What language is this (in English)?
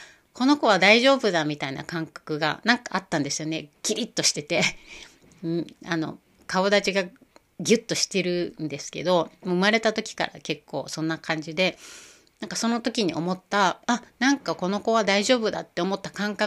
Japanese